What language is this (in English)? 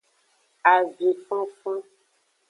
Aja (Benin)